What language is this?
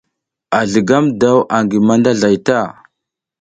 South Giziga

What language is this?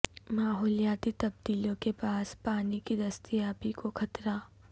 Urdu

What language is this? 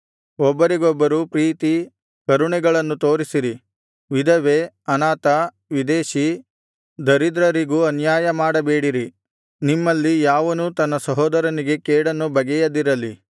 Kannada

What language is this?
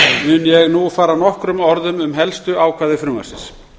Icelandic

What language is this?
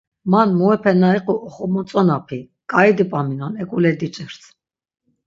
Laz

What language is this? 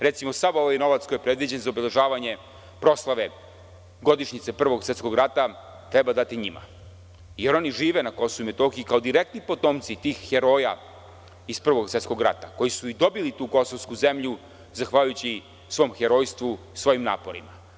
Serbian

